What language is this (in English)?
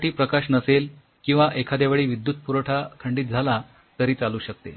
Marathi